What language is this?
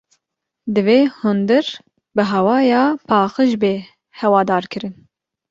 Kurdish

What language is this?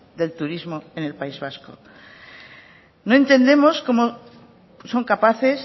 Spanish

